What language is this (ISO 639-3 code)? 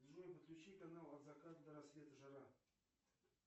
rus